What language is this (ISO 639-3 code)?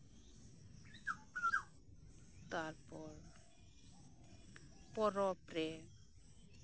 sat